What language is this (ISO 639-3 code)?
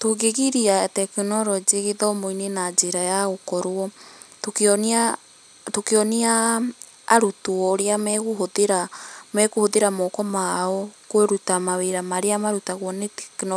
kik